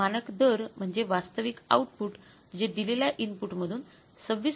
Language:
Marathi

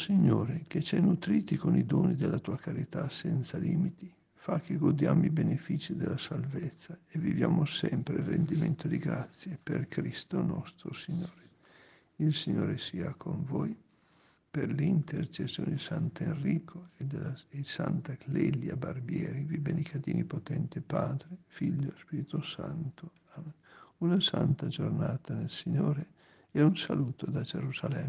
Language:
Italian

